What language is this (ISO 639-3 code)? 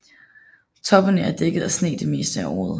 dan